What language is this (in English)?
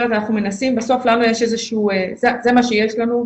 Hebrew